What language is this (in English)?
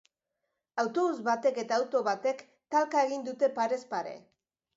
Basque